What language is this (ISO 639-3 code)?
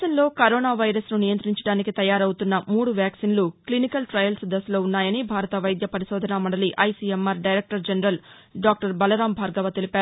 tel